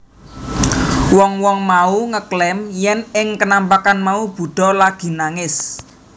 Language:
Javanese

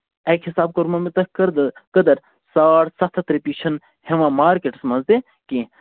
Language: Kashmiri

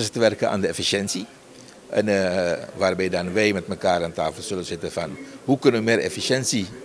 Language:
Dutch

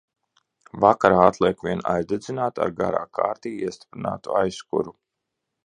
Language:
Latvian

